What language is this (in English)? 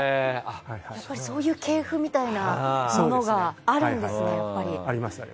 Japanese